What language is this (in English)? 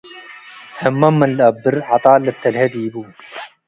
Tigre